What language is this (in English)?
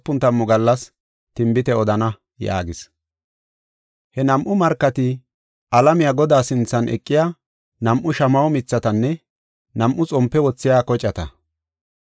Gofa